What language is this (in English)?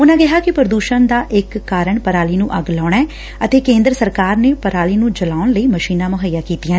Punjabi